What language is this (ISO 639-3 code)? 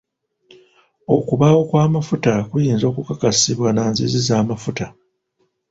lug